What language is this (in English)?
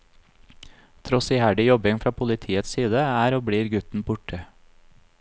Norwegian